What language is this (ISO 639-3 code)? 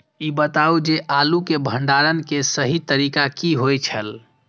mai